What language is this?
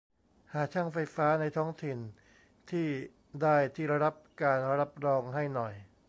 Thai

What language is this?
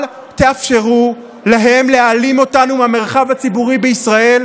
Hebrew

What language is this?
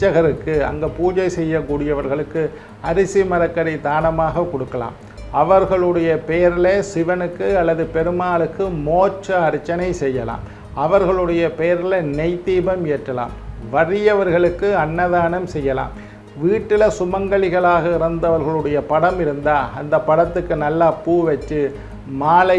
Indonesian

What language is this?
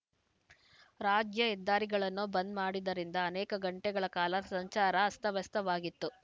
Kannada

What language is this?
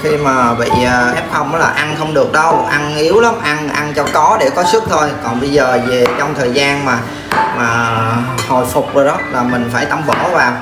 Vietnamese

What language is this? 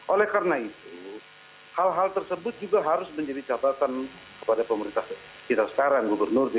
Indonesian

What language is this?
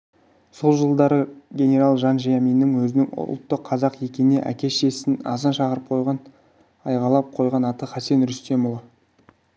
Kazakh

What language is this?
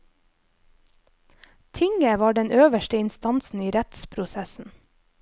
Norwegian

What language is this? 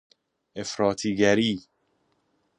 Persian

